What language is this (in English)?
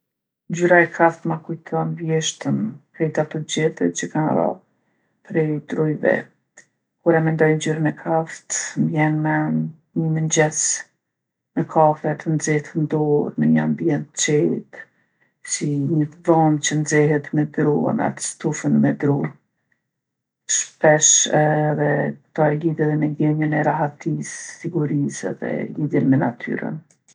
Gheg Albanian